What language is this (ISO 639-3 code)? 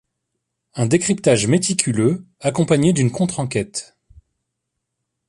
fra